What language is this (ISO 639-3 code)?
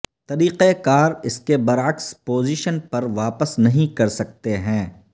urd